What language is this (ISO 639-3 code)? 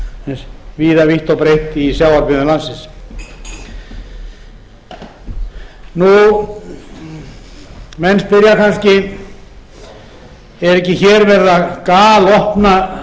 isl